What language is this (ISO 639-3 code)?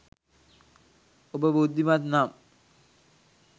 sin